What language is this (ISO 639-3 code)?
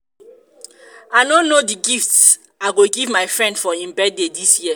pcm